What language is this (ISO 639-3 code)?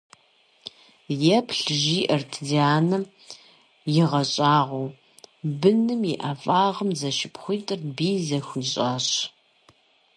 kbd